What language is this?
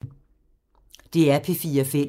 Danish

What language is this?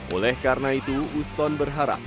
Indonesian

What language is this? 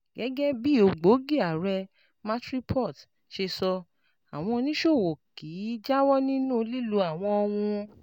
Yoruba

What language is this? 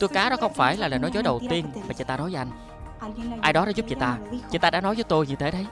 Vietnamese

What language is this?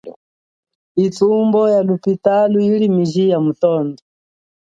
Chokwe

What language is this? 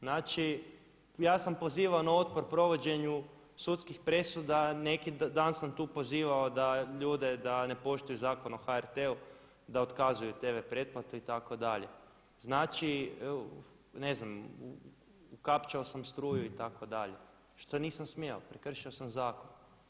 Croatian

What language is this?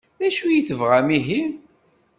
Kabyle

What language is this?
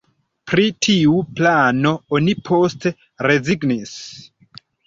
Esperanto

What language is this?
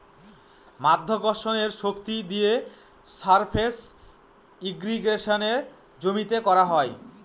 Bangla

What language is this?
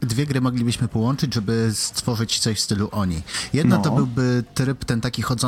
Polish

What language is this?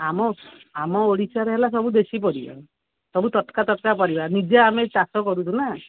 Odia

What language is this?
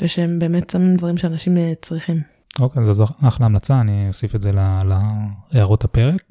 Hebrew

